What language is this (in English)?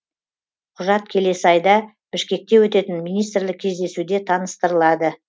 Kazakh